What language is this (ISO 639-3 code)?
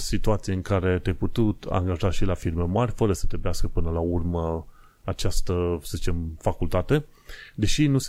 ron